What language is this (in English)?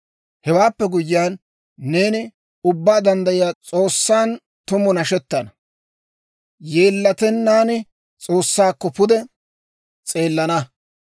Dawro